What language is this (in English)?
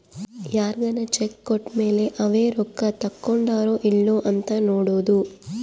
Kannada